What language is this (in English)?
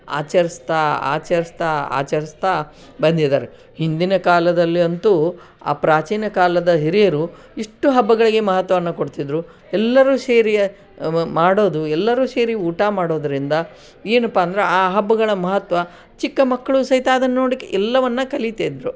Kannada